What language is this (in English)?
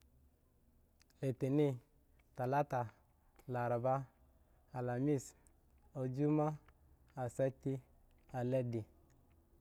Eggon